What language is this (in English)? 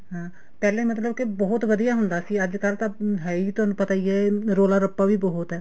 Punjabi